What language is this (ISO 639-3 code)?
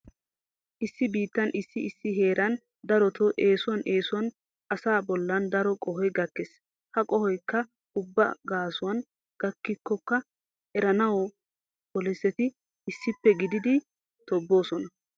wal